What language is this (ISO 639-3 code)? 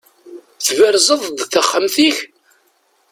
kab